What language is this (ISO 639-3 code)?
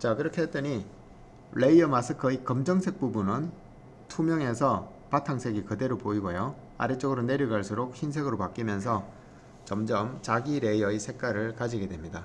kor